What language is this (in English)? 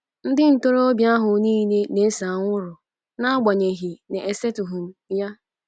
Igbo